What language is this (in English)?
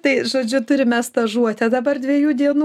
Lithuanian